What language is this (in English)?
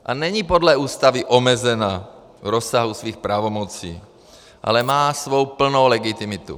Czech